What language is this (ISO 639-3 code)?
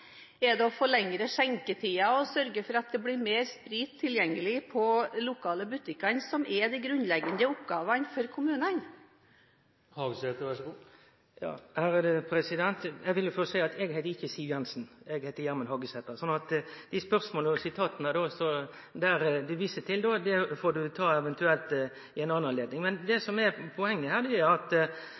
nor